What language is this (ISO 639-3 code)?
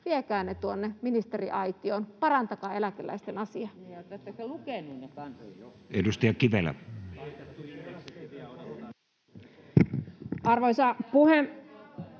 fin